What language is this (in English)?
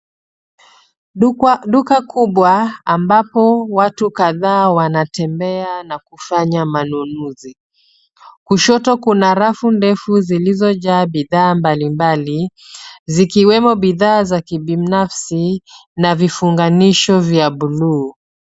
Swahili